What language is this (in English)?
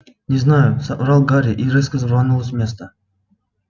Russian